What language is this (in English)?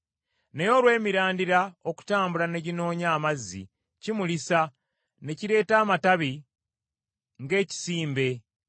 Ganda